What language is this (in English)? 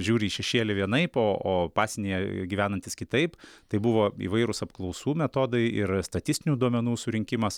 Lithuanian